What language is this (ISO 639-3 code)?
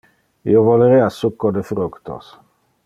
ina